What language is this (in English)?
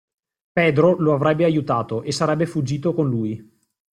Italian